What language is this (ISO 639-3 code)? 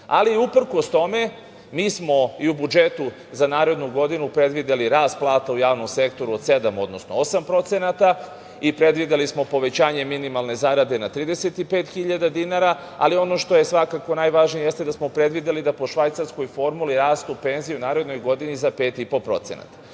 srp